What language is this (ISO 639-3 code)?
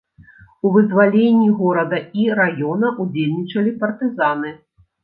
bel